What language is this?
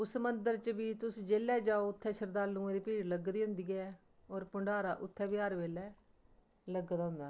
Dogri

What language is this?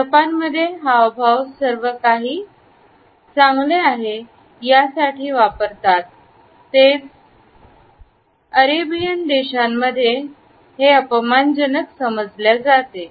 Marathi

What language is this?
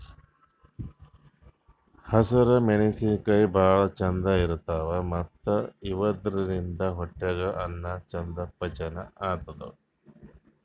Kannada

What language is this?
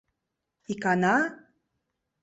Mari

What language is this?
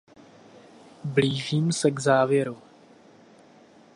Czech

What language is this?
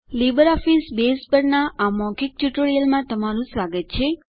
Gujarati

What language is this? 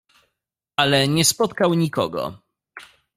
Polish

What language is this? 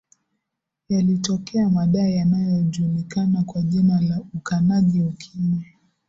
Swahili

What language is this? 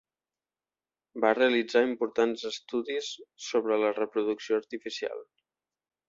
Catalan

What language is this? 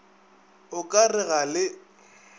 Northern Sotho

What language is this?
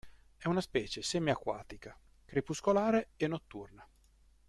Italian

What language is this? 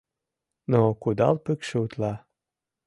Mari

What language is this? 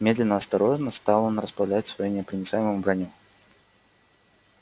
Russian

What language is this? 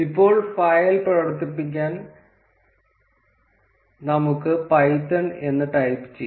Malayalam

